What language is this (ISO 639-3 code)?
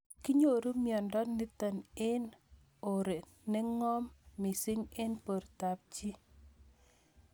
kln